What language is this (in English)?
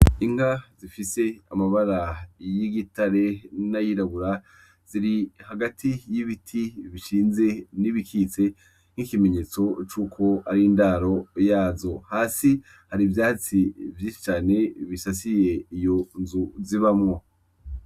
Rundi